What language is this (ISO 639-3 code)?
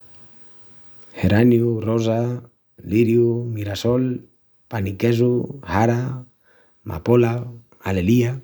ext